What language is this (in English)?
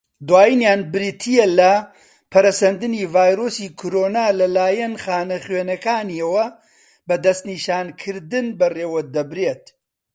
Central Kurdish